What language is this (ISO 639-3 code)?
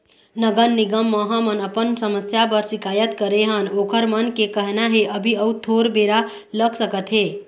hne